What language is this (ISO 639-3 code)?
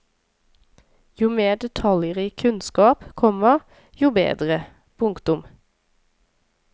nor